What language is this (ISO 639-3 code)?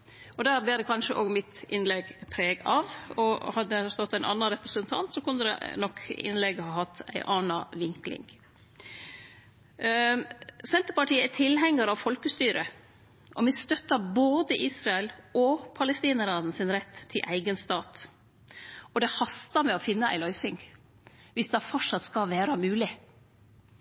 nno